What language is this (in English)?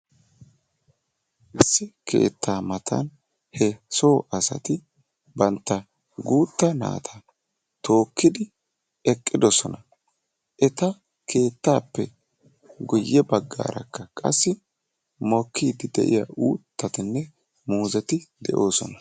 Wolaytta